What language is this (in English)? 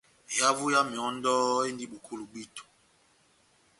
Batanga